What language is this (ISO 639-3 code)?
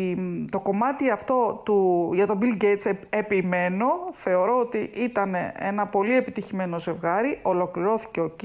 ell